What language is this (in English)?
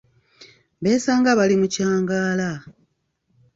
Ganda